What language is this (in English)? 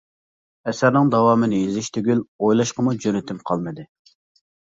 Uyghur